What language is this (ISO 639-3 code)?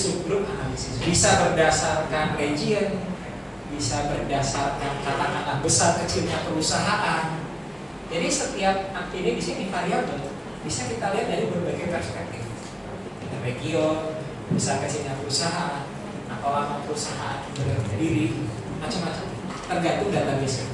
ind